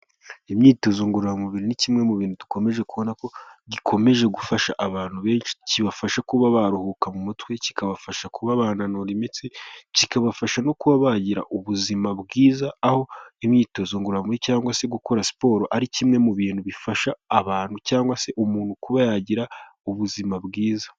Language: Kinyarwanda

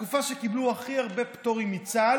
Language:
Hebrew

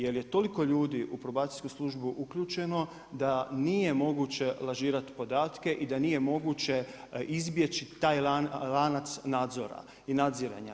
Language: Croatian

